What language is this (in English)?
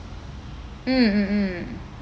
English